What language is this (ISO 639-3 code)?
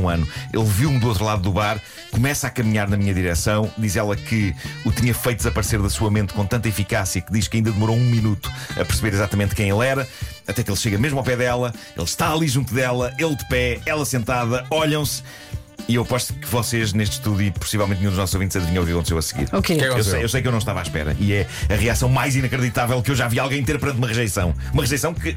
por